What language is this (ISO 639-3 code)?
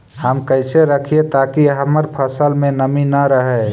mag